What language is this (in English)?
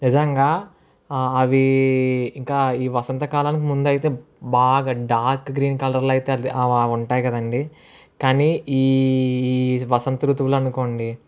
Telugu